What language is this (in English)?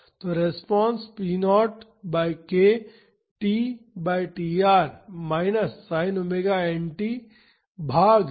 Hindi